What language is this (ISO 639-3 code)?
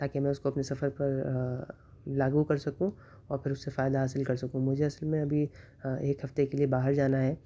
urd